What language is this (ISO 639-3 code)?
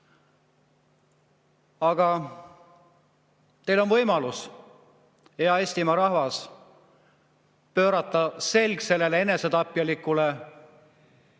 est